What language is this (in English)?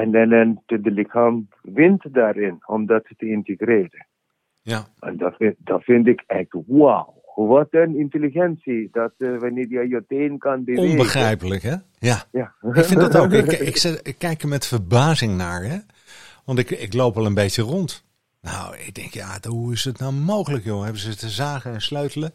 Dutch